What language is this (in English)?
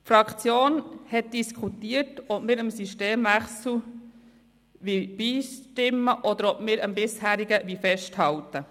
Swiss German